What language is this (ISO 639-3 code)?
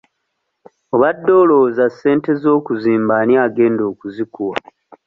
lug